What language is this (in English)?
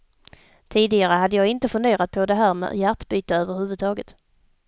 Swedish